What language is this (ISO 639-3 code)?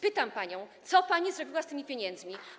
pol